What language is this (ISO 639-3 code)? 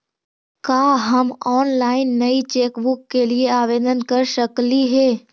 mag